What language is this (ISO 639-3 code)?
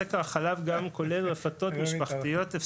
heb